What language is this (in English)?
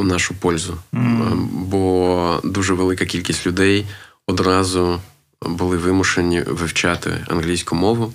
Ukrainian